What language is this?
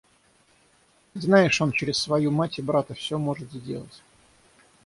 Russian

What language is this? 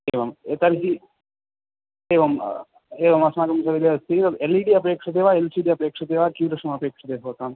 Sanskrit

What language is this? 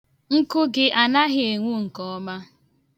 Igbo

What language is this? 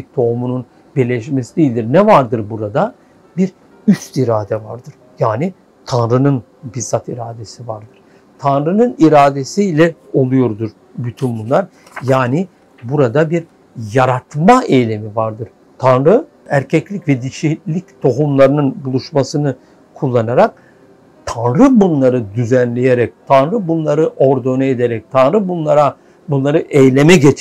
Turkish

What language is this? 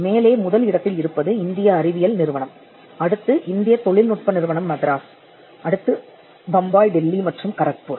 Tamil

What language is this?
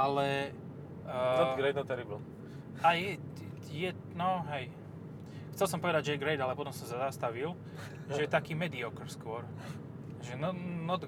Slovak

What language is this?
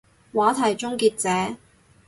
Cantonese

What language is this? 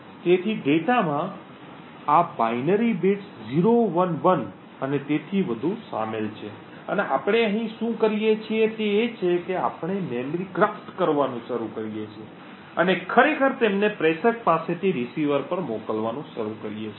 Gujarati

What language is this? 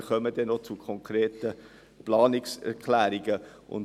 Swiss German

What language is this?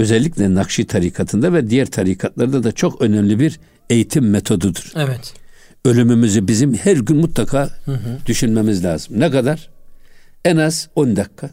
Turkish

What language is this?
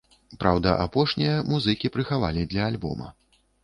Belarusian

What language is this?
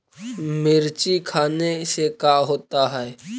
Magahi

